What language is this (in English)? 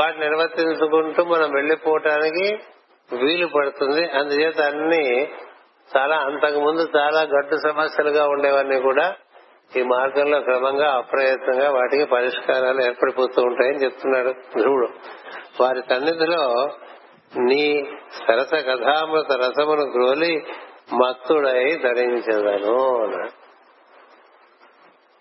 Telugu